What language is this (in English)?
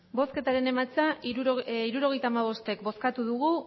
Basque